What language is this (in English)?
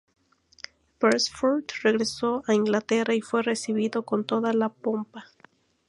Spanish